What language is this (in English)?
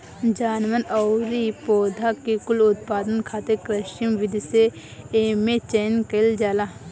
Bhojpuri